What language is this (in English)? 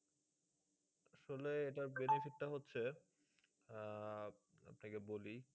Bangla